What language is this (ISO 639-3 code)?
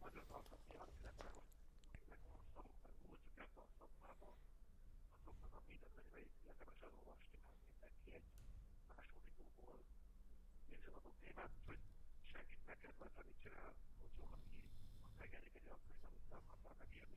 hun